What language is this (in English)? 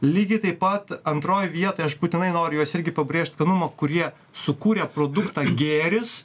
Lithuanian